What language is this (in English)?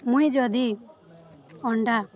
Odia